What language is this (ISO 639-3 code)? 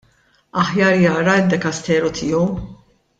mlt